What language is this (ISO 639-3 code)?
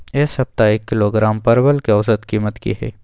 mai